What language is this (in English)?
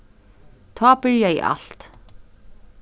Faroese